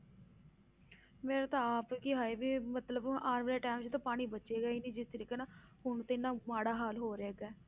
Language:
Punjabi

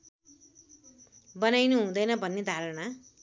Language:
Nepali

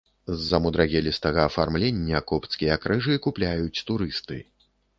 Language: Belarusian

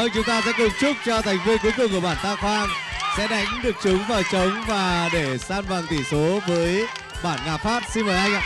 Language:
Vietnamese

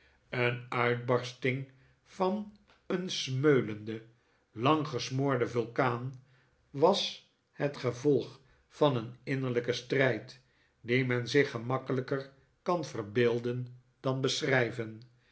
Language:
Dutch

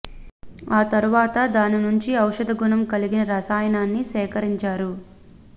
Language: Telugu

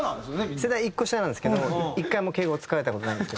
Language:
Japanese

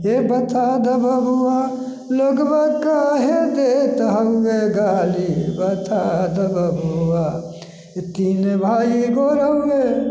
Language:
Maithili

